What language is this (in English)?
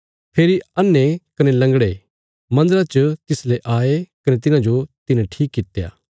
Bilaspuri